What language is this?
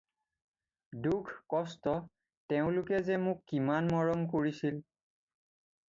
Assamese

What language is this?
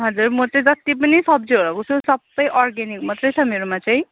Nepali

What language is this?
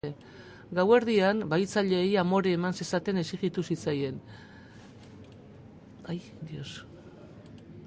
Basque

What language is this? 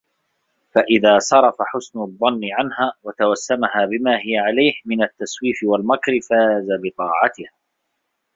Arabic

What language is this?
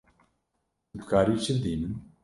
Kurdish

